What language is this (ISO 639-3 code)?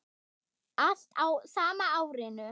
isl